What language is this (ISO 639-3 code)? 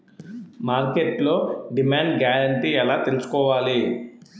tel